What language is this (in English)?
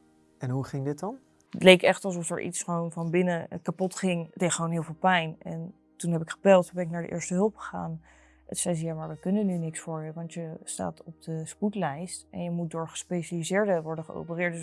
Dutch